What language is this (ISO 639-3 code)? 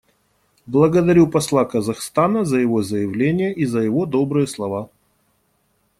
rus